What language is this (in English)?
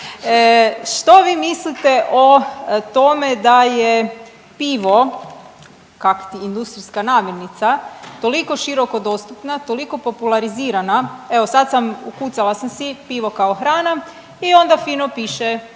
Croatian